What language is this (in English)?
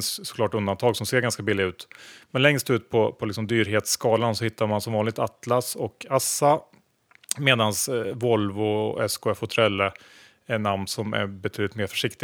Swedish